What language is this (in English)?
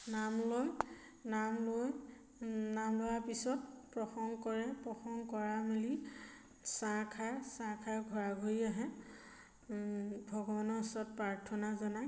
Assamese